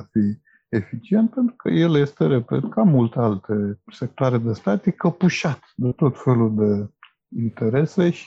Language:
Romanian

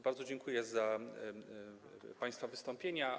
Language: Polish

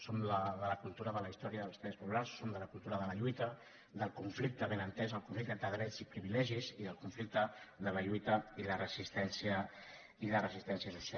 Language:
Catalan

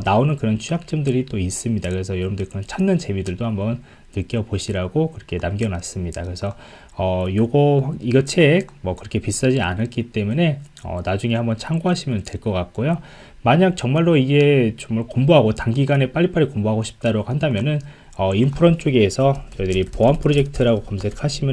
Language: Korean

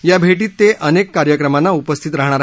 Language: Marathi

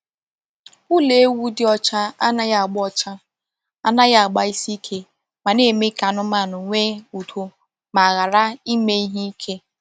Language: Igbo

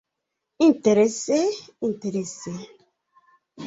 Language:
Esperanto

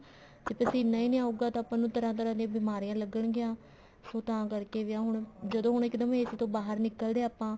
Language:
Punjabi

